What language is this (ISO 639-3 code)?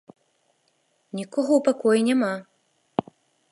bel